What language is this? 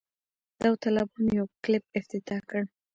Pashto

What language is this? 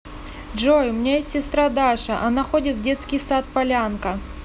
Russian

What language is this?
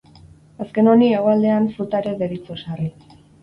Basque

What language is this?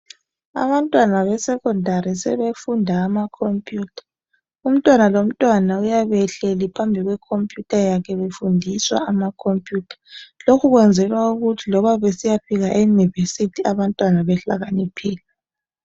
North Ndebele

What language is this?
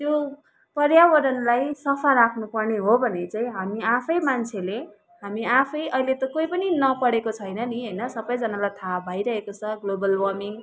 Nepali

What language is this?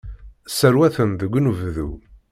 Kabyle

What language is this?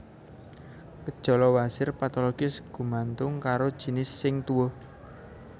Javanese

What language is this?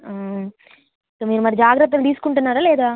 Telugu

